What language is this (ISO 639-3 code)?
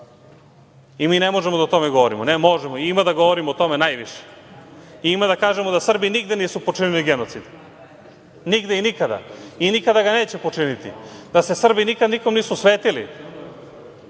srp